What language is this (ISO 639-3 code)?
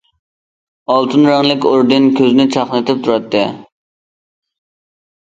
uig